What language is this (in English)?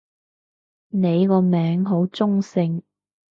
Cantonese